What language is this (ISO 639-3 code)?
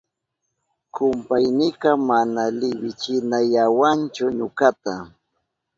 qup